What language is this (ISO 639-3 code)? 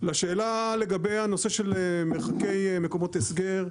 heb